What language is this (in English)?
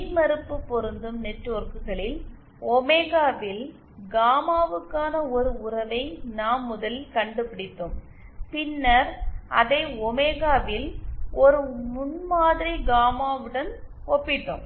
Tamil